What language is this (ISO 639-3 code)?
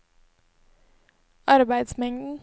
nor